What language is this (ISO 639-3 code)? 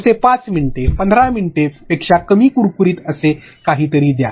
mar